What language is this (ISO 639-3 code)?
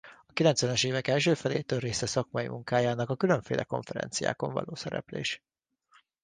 hun